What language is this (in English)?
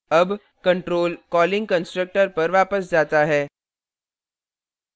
Hindi